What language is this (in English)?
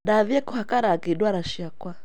Kikuyu